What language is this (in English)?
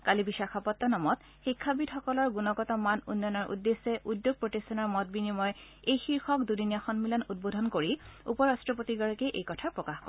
Assamese